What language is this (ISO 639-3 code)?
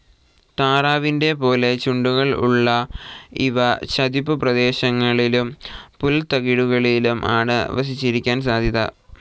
mal